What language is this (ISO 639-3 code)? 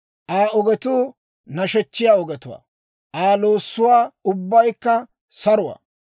dwr